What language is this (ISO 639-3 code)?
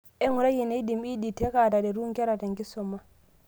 mas